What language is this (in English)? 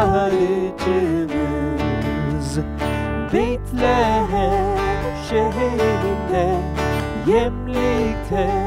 Korean